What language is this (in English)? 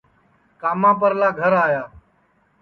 Sansi